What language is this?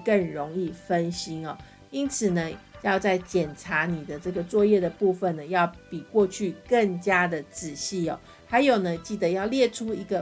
Chinese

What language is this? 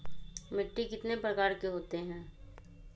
Magahi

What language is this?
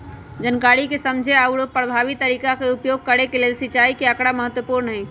Magahi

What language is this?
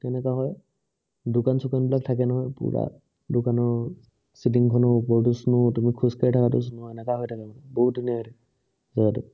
Assamese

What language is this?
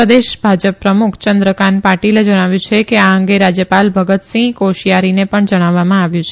Gujarati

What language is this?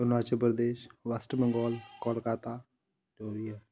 Dogri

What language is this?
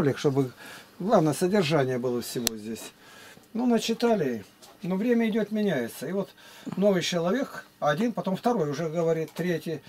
Russian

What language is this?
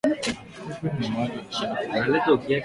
Swahili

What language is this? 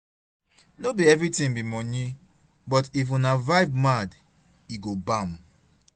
Nigerian Pidgin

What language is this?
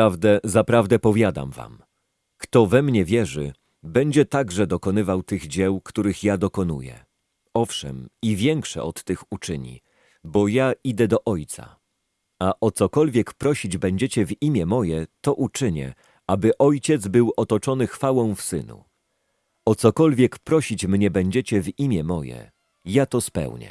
Polish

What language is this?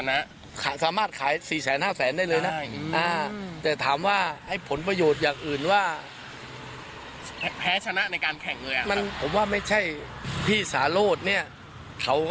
Thai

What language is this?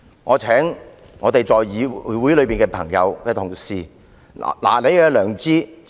Cantonese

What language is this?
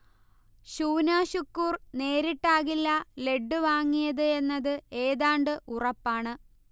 Malayalam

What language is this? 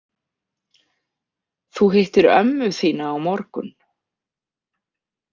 Icelandic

